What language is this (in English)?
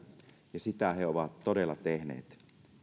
Finnish